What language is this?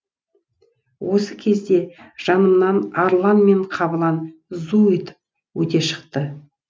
Kazakh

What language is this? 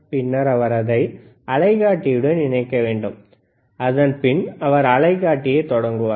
Tamil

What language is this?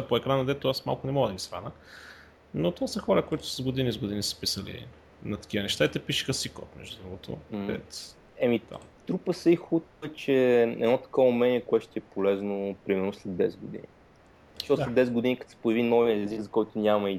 Bulgarian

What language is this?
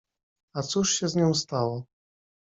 Polish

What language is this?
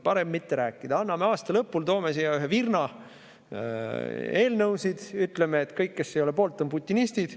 Estonian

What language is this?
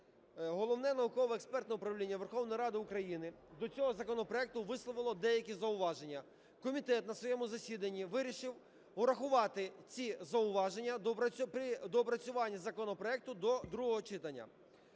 Ukrainian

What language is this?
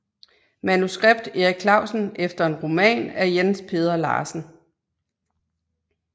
Danish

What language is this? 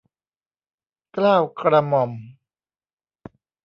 Thai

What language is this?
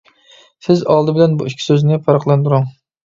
Uyghur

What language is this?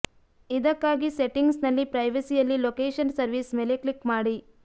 Kannada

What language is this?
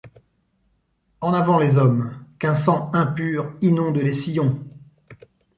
French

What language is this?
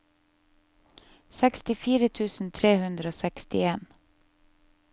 Norwegian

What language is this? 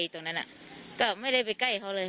Thai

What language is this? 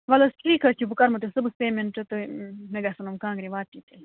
Kashmiri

